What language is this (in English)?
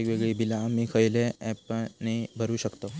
Marathi